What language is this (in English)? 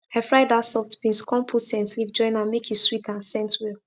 Nigerian Pidgin